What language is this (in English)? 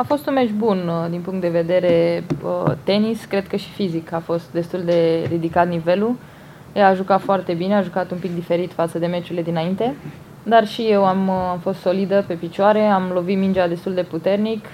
Romanian